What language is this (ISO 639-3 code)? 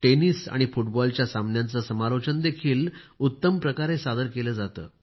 mar